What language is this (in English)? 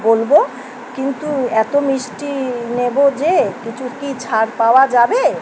Bangla